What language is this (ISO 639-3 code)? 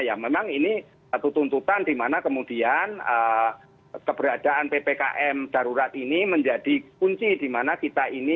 ind